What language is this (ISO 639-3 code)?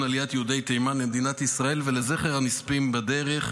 heb